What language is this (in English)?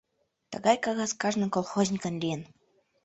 Mari